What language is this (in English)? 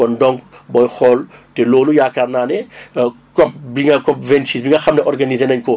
Wolof